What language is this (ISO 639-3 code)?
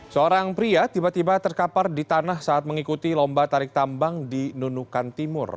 ind